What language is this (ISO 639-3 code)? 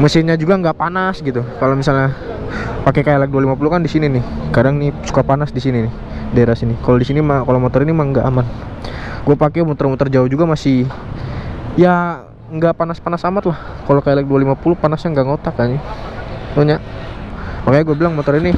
ind